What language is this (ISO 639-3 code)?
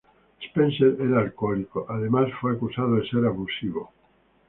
spa